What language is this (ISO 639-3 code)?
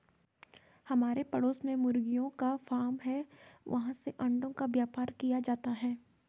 hin